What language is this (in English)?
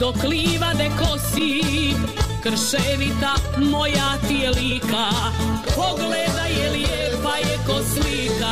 Croatian